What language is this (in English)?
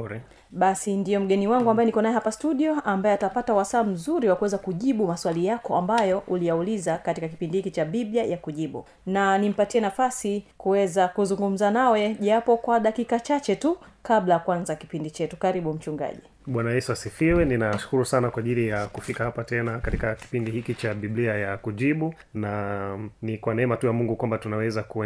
Swahili